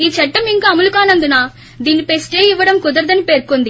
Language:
Telugu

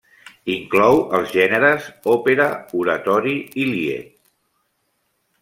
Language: Catalan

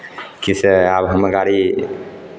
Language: Maithili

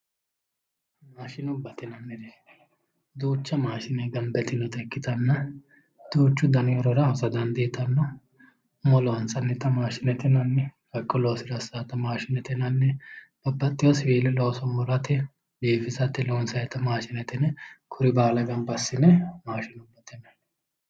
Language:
Sidamo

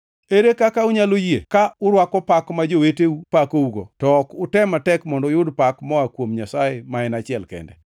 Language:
Luo (Kenya and Tanzania)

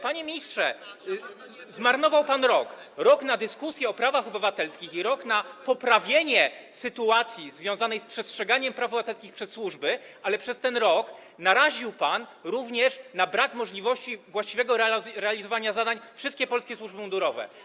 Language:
Polish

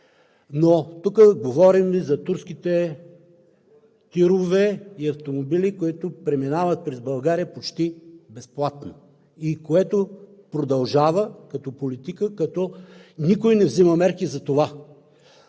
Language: Bulgarian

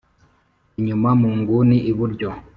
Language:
Kinyarwanda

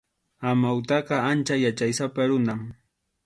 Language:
Arequipa-La Unión Quechua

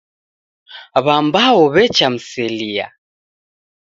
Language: Taita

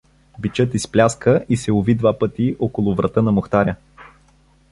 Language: Bulgarian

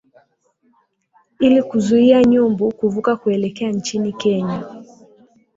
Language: Swahili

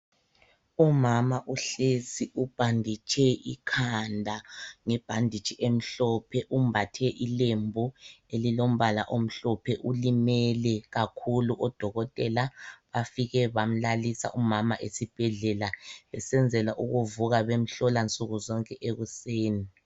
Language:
North Ndebele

